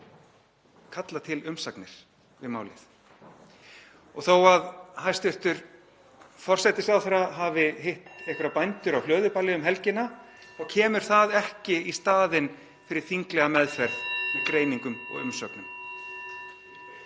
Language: Icelandic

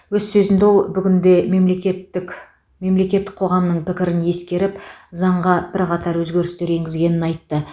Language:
Kazakh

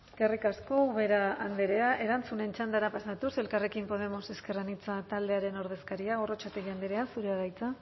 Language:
Basque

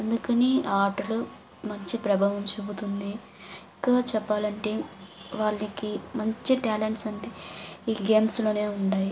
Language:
Telugu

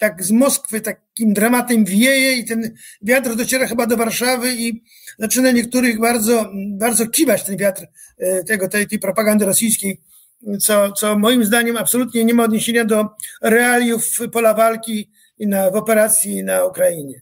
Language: Polish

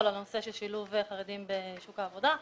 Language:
Hebrew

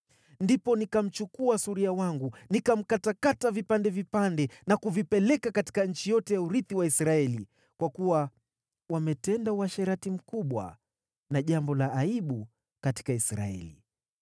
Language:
Swahili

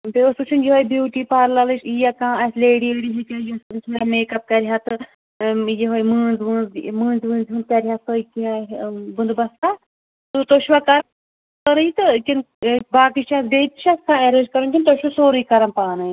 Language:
Kashmiri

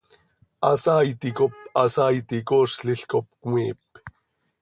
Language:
Seri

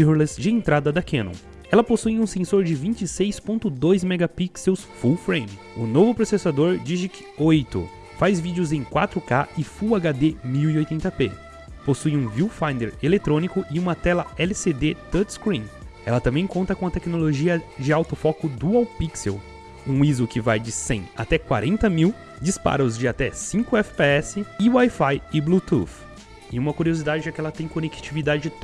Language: Portuguese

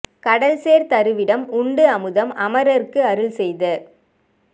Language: Tamil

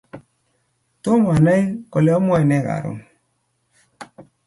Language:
Kalenjin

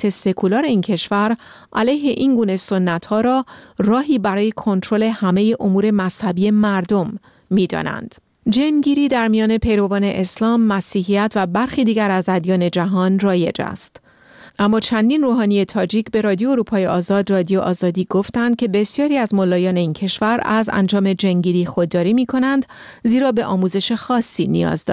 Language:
Persian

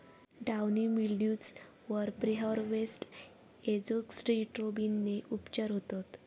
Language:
Marathi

